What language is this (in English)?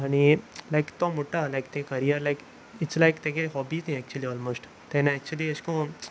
Konkani